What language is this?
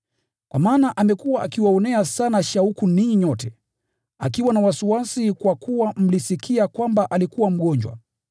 Swahili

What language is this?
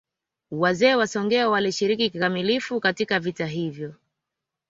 Swahili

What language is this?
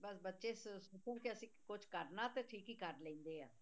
Punjabi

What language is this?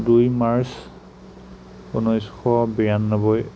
Assamese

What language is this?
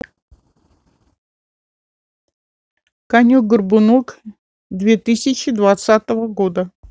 Russian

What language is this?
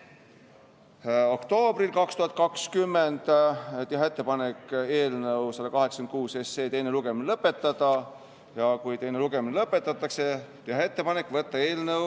Estonian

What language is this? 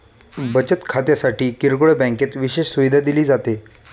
Marathi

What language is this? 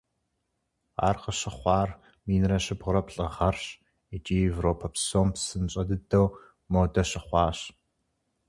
Kabardian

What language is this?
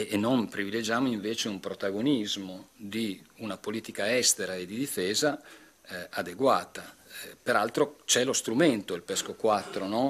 Italian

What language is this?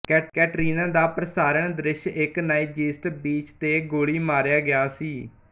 Punjabi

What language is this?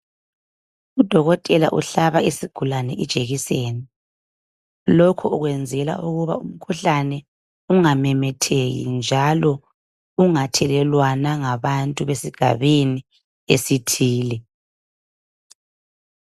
North Ndebele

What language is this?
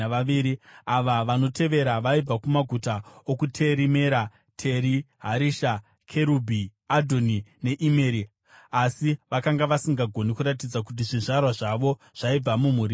Shona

